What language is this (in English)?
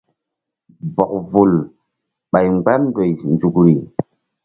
Mbum